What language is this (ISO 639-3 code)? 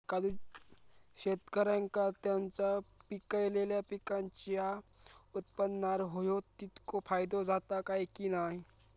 mar